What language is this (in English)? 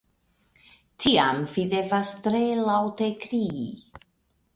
Esperanto